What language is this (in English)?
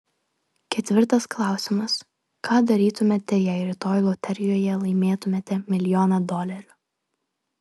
Lithuanian